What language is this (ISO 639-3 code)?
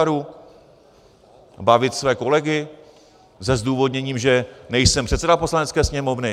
ces